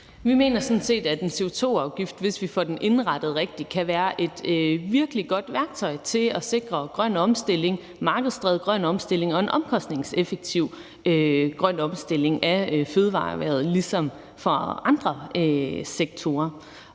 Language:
Danish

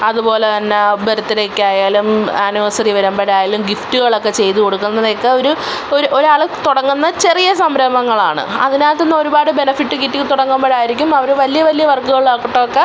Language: Malayalam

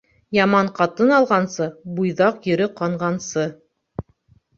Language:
Bashkir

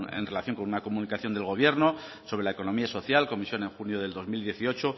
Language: Spanish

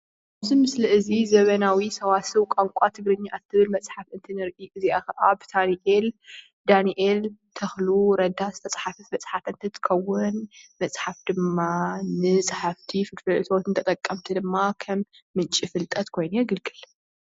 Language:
Tigrinya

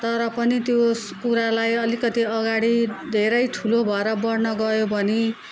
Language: Nepali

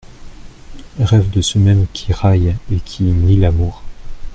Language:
French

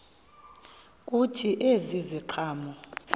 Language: Xhosa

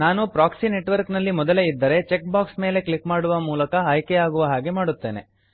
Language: Kannada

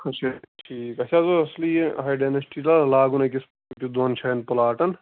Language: Kashmiri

